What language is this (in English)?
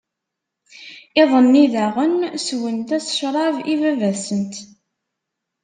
Kabyle